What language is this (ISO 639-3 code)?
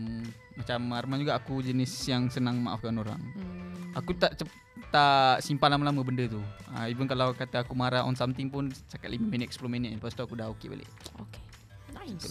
msa